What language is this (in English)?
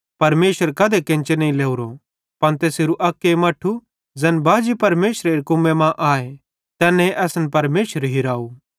Bhadrawahi